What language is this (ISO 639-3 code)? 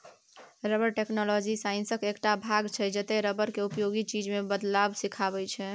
mai